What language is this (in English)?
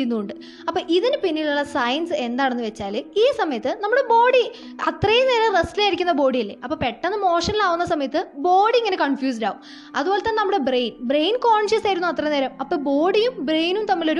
Malayalam